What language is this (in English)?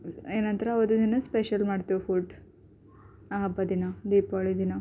Kannada